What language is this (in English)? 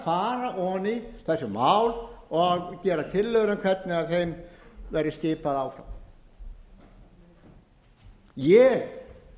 Icelandic